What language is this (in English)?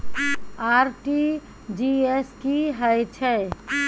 Maithili